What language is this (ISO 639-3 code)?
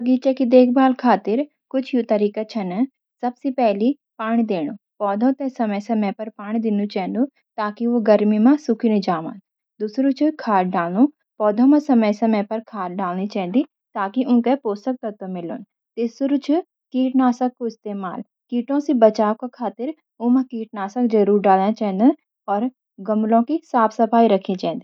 gbm